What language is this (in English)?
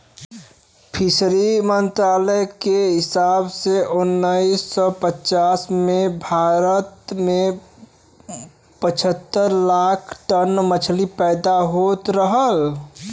Bhojpuri